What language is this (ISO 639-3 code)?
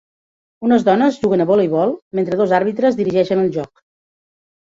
cat